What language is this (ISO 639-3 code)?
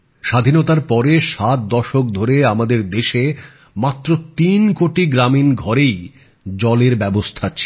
ben